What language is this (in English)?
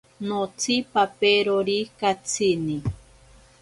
Ashéninka Perené